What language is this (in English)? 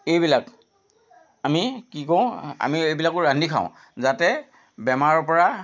Assamese